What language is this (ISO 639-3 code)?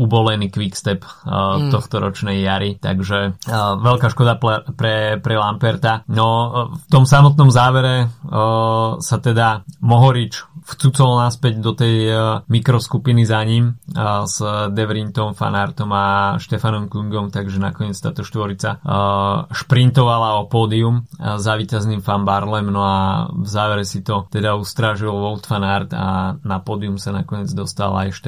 slk